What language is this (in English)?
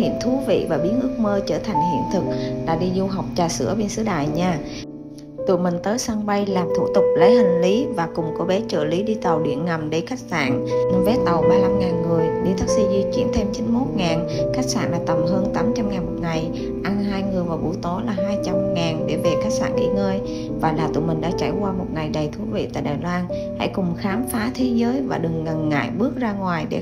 Vietnamese